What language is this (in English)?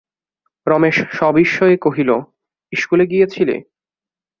Bangla